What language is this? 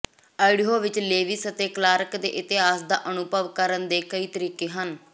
Punjabi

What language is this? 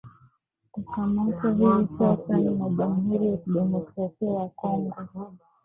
Swahili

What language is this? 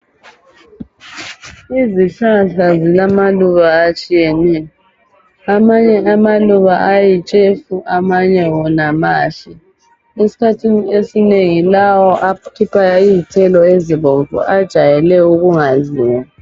North Ndebele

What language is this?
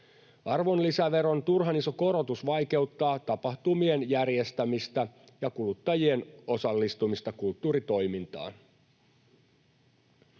Finnish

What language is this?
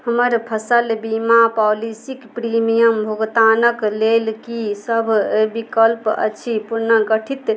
Maithili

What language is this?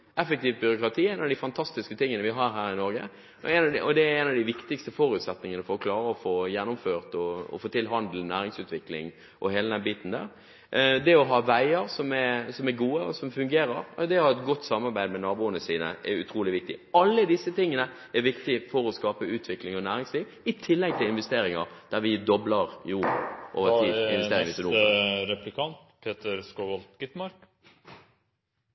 Norwegian Bokmål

